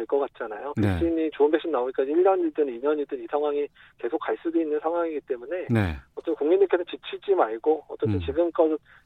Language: Korean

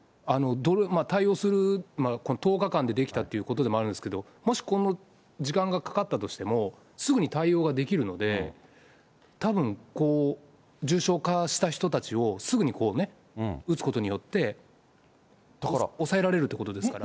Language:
Japanese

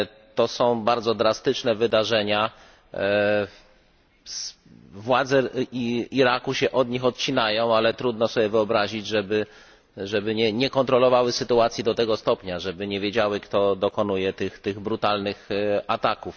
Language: Polish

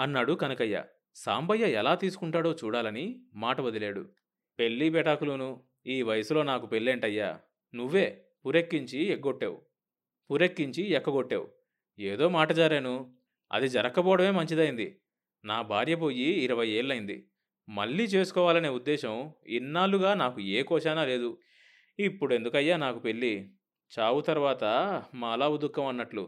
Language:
Telugu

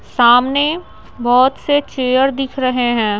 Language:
Hindi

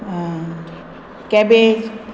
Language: Konkani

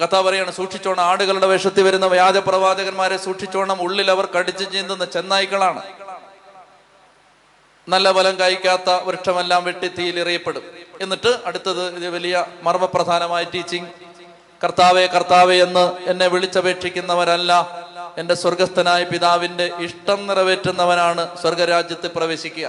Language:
Malayalam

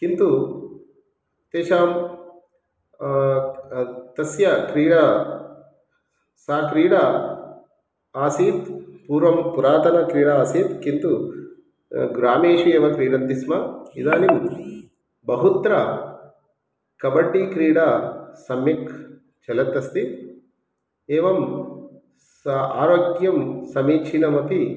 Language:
Sanskrit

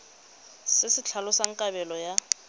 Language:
Tswana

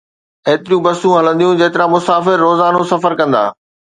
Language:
Sindhi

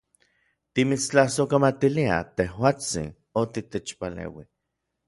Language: Orizaba Nahuatl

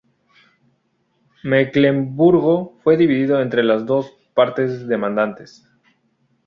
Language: Spanish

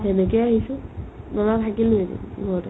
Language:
Assamese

